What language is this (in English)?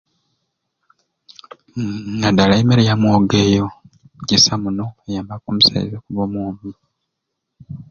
Ruuli